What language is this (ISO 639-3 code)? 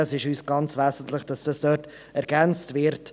gsw